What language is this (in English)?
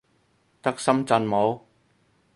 Cantonese